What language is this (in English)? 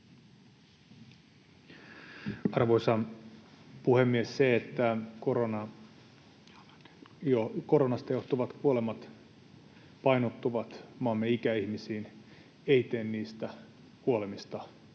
Finnish